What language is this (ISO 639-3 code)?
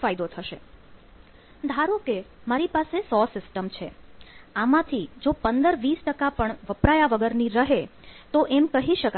guj